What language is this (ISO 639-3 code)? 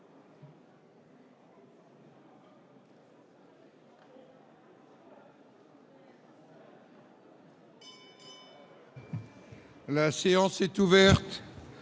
fra